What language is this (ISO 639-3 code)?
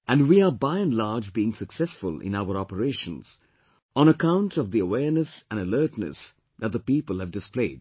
eng